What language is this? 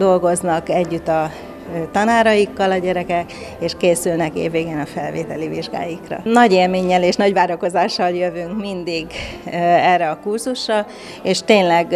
Hungarian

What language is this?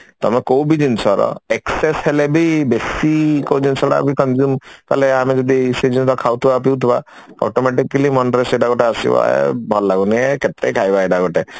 Odia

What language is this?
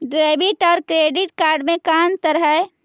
Magahi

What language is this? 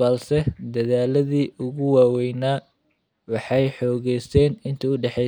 Somali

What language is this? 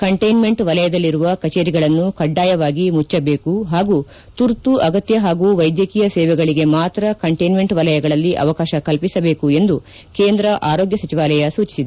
Kannada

